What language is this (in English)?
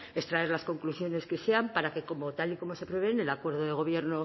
Spanish